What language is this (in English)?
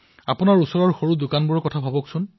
Assamese